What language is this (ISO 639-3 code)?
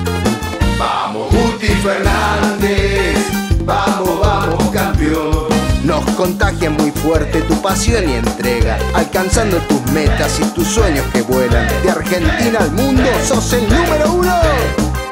spa